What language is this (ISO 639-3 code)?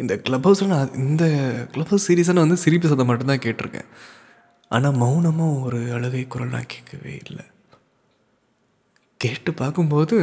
tam